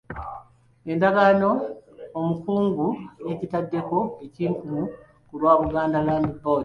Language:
Ganda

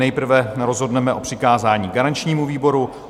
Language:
Czech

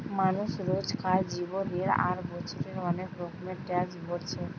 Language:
Bangla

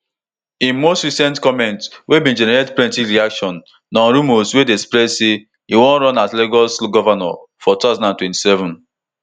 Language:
Nigerian Pidgin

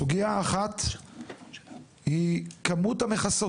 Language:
Hebrew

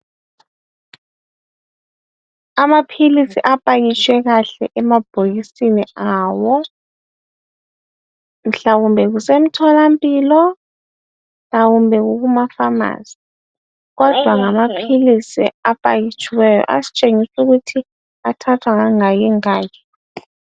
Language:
North Ndebele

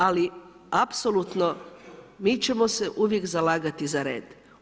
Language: Croatian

